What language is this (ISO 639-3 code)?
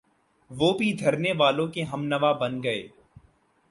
urd